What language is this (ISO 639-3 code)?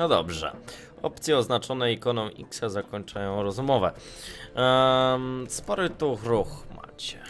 pol